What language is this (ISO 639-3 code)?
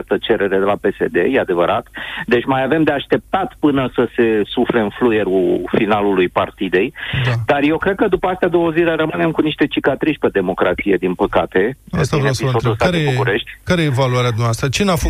ron